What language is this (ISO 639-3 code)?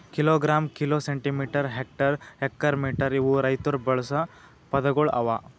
kan